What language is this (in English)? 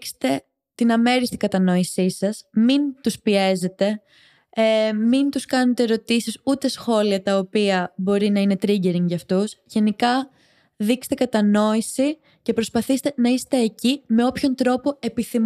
Greek